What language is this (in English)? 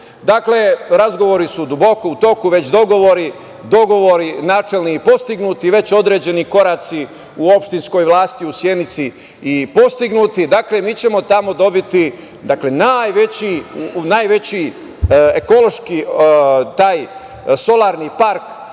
Serbian